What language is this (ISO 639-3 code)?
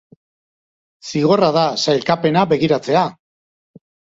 eus